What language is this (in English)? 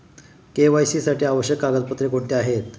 Marathi